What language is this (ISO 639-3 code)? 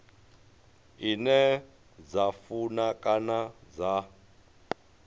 ven